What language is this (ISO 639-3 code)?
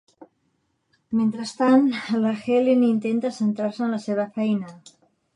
cat